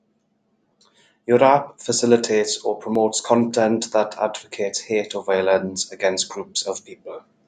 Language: English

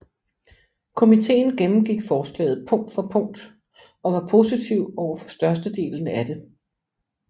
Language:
Danish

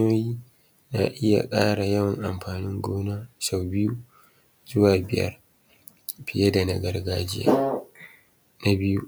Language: Hausa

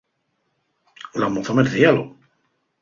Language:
Asturian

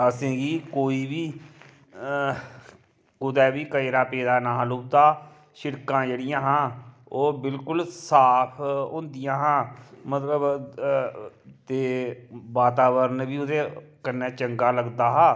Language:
Dogri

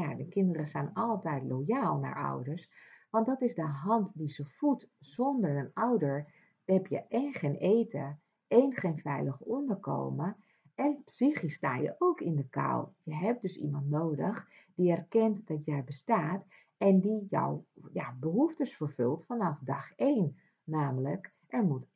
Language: Dutch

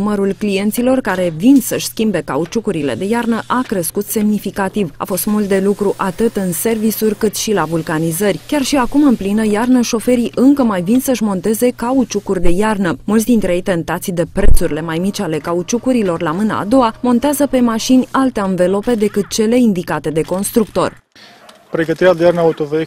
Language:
Romanian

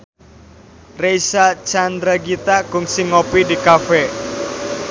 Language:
Sundanese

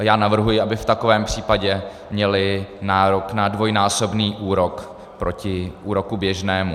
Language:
Czech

